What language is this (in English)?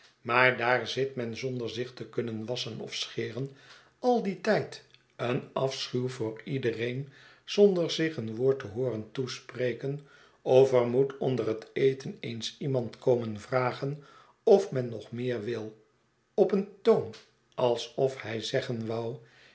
Dutch